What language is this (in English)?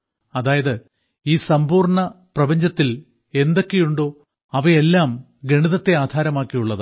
Malayalam